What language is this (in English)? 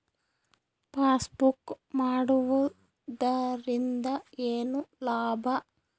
Kannada